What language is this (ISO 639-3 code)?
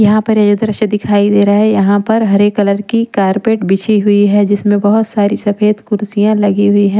hin